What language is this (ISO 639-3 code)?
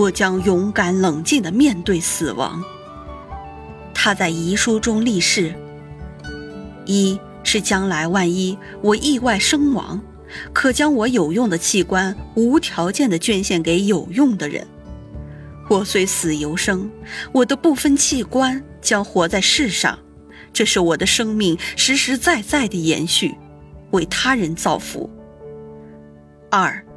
zho